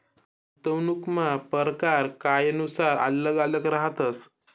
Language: Marathi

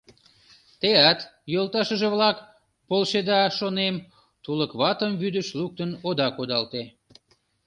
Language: Mari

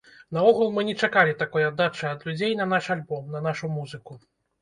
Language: Belarusian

